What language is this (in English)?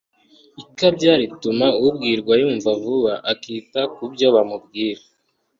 Kinyarwanda